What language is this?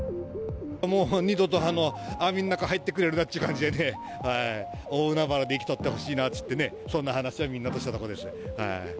Japanese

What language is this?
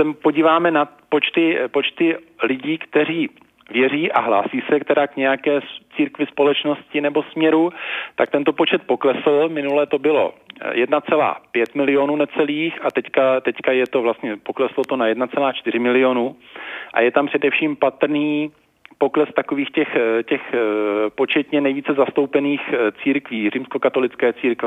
Czech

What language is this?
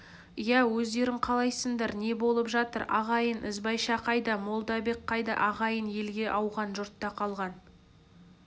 Kazakh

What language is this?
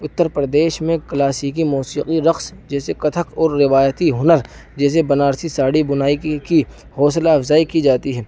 Urdu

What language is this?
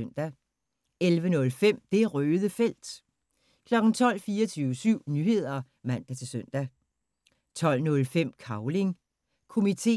Danish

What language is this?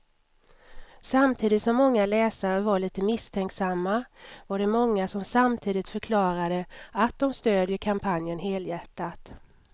Swedish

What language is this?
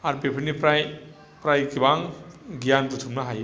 Bodo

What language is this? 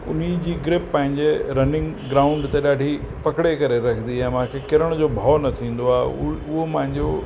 Sindhi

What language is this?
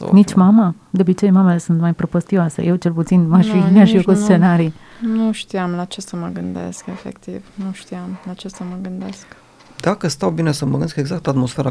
Romanian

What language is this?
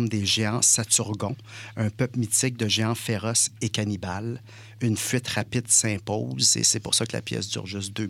French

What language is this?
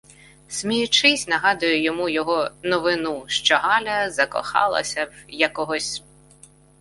Ukrainian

